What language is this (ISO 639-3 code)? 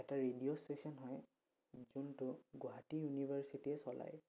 asm